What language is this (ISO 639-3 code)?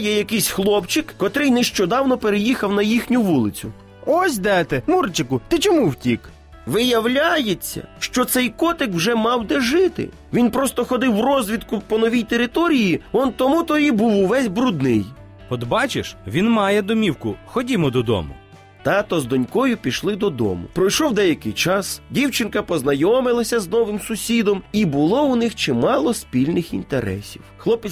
ukr